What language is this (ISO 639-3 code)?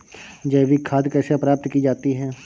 hin